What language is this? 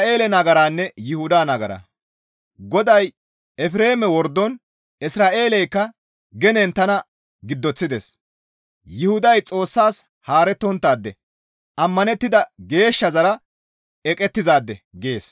Gamo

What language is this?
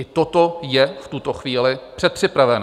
Czech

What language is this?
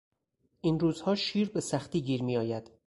Persian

